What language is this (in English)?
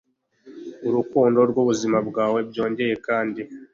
Kinyarwanda